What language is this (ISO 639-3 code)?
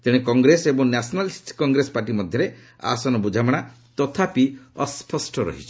ori